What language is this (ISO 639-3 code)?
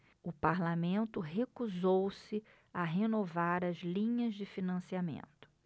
por